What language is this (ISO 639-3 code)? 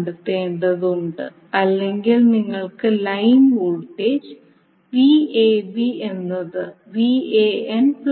mal